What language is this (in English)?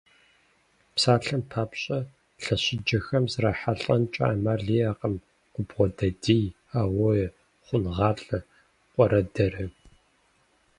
Kabardian